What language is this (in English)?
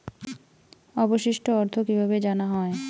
Bangla